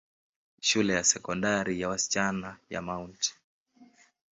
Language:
Swahili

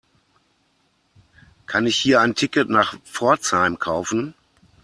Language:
German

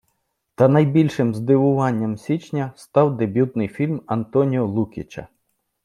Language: Ukrainian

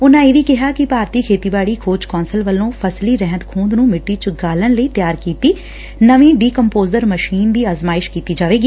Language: Punjabi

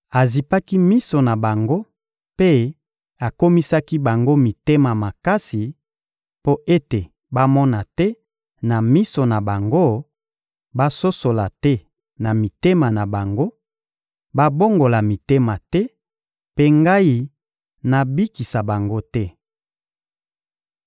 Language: Lingala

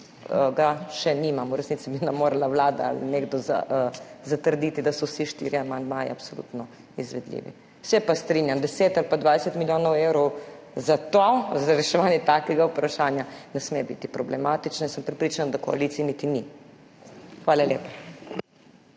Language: Slovenian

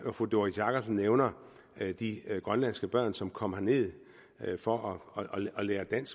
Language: Danish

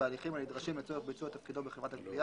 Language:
Hebrew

